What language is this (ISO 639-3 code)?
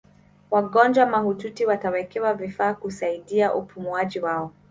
swa